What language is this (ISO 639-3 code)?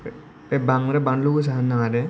brx